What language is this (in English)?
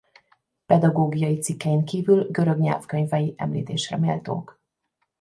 Hungarian